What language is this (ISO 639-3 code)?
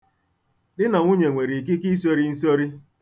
ibo